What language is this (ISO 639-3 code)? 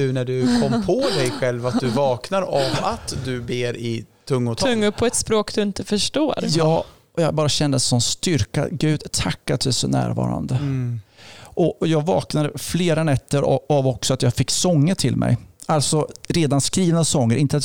swe